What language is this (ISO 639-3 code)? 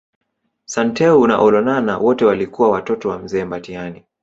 swa